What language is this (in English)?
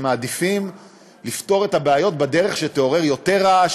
Hebrew